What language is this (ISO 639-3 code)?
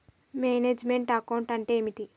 tel